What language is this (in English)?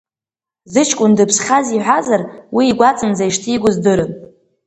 Abkhazian